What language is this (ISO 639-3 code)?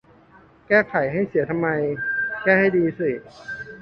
tha